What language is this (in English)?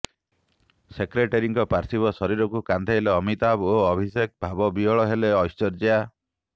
Odia